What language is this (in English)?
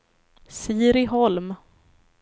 Swedish